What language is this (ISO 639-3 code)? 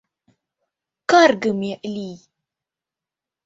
chm